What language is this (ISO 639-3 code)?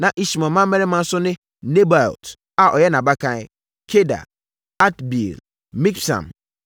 aka